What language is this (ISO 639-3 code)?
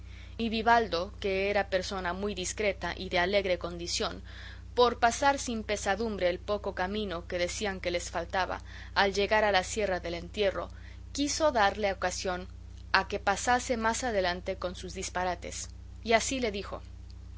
spa